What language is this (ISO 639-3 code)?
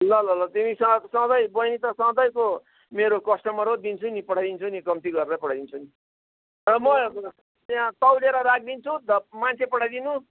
nep